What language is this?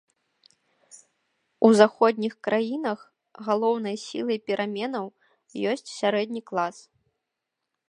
Belarusian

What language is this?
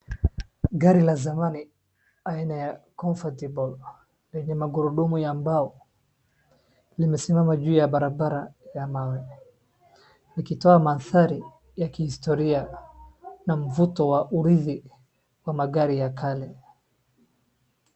Swahili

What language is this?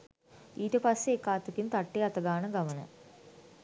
Sinhala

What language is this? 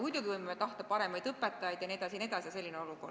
Estonian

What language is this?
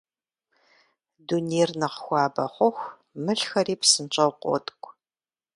Kabardian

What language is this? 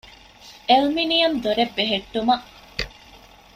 Divehi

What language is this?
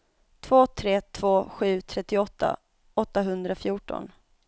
Swedish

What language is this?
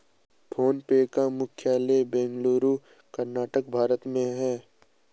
Hindi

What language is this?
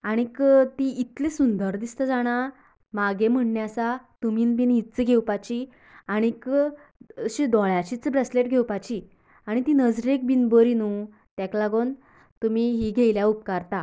Konkani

